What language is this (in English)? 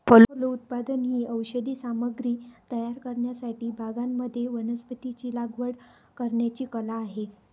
Marathi